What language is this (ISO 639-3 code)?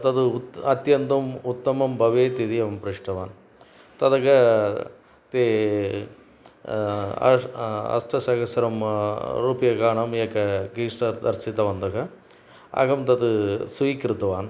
san